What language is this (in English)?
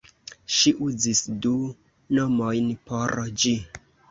Esperanto